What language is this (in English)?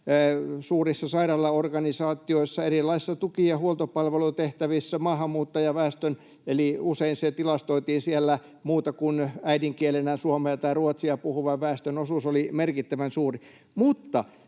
Finnish